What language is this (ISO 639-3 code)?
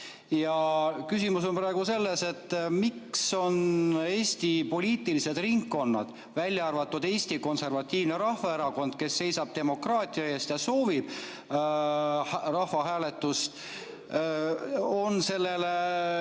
est